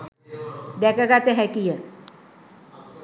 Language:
Sinhala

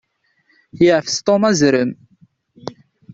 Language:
Kabyle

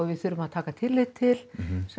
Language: Icelandic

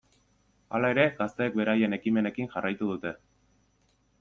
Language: Basque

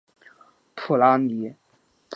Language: Chinese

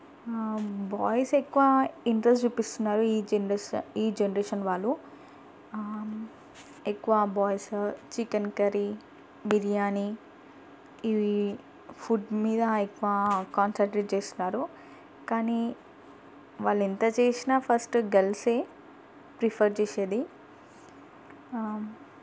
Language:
Telugu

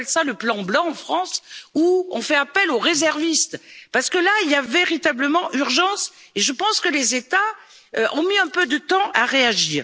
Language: French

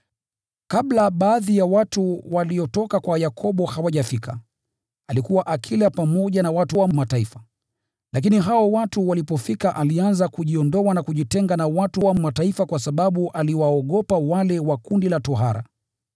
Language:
Swahili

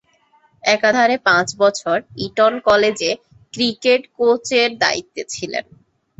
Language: Bangla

